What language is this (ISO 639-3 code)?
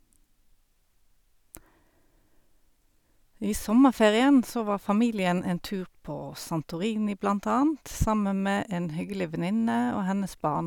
nor